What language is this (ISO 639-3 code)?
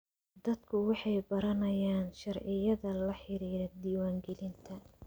som